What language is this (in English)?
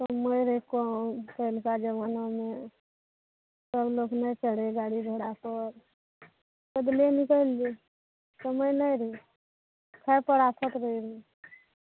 Maithili